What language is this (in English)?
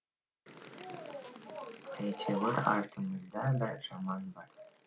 Kazakh